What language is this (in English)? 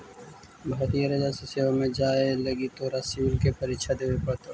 Magahi